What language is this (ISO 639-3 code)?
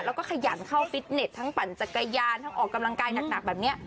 tha